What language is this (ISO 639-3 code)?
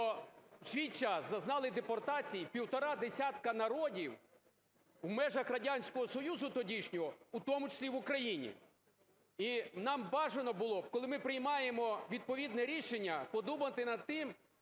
ukr